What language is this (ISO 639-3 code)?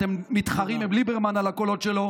heb